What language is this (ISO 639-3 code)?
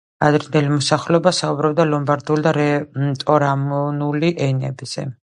kat